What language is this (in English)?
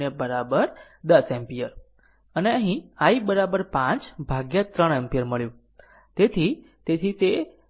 Gujarati